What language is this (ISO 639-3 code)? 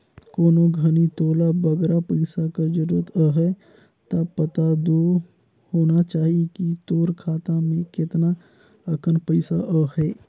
hne